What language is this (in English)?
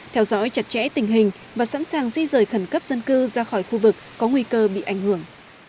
Vietnamese